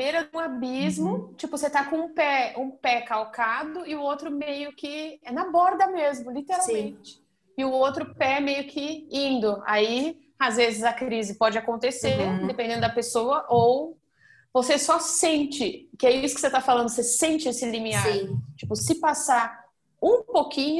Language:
Portuguese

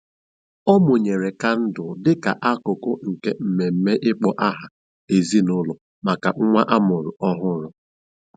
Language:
Igbo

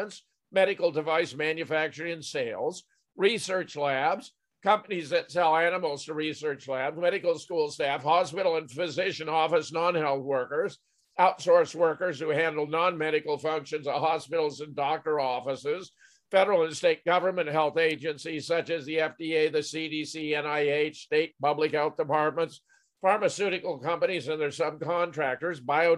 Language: English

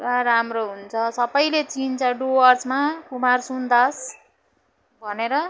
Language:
Nepali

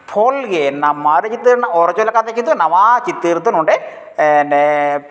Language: Santali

